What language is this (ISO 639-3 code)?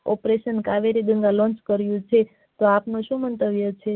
guj